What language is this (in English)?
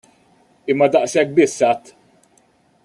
Maltese